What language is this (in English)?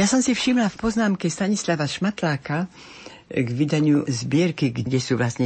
Slovak